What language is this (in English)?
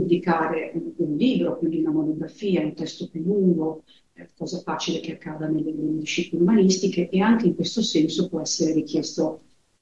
Italian